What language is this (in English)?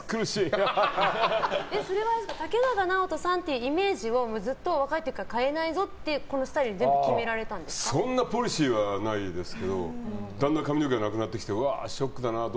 Japanese